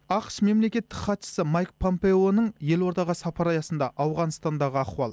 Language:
Kazakh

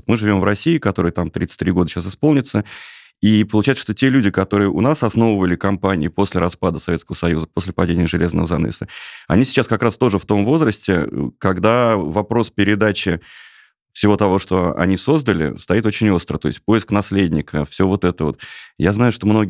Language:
Russian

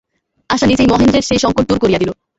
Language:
Bangla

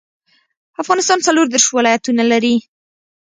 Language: Pashto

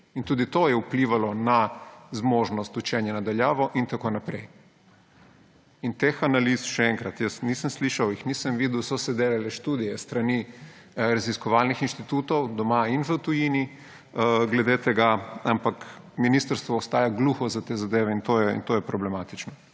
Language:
Slovenian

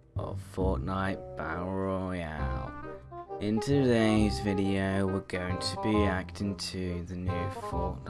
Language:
English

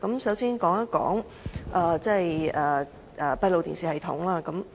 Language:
Cantonese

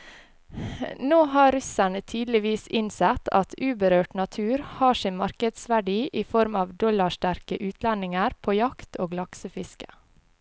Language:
Norwegian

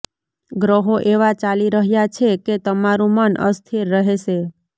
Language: Gujarati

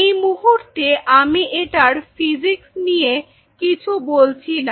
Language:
Bangla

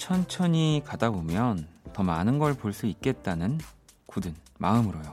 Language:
Korean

